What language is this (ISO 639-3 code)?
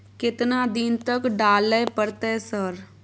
mai